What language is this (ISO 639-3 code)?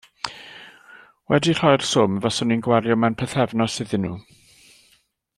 cym